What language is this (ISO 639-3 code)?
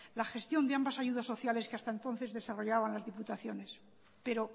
spa